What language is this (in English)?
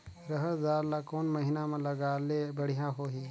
Chhattisgarhi